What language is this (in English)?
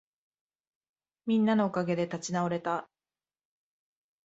Japanese